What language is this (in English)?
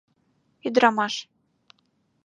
Mari